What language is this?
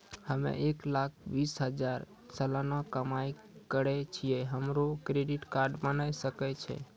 Maithili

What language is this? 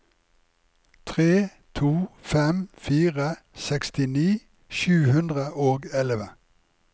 Norwegian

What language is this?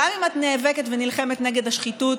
Hebrew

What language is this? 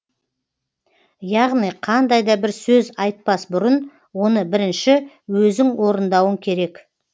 Kazakh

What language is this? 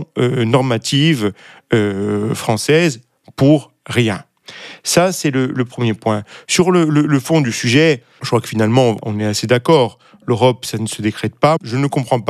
French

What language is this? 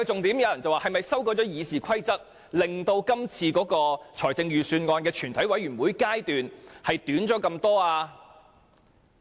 Cantonese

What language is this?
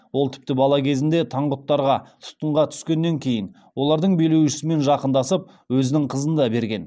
Kazakh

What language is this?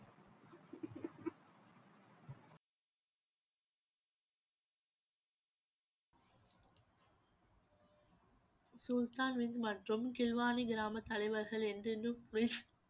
Tamil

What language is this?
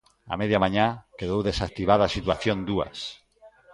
Galician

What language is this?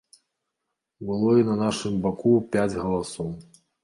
Belarusian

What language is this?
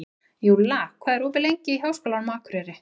Icelandic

